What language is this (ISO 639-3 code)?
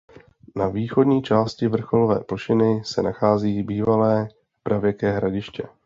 ces